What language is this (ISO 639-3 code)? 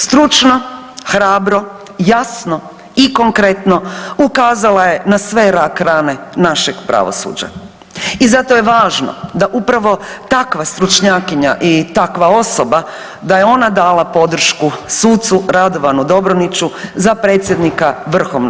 hrv